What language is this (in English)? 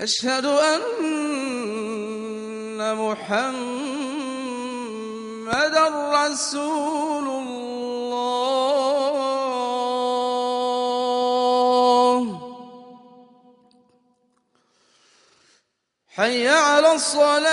Arabic